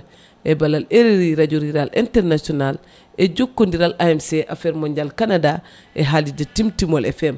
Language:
Fula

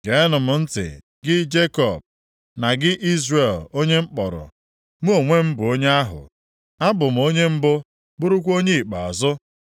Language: Igbo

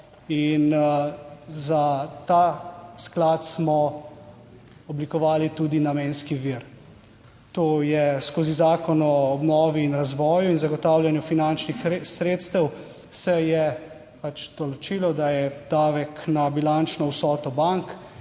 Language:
Slovenian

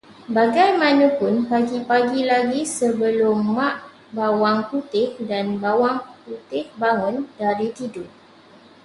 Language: Malay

